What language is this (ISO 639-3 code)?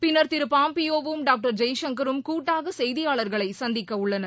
tam